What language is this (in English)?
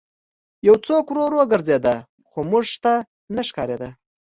Pashto